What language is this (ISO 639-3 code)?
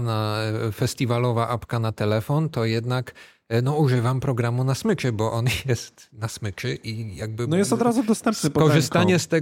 pol